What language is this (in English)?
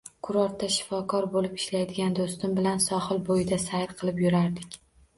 Uzbek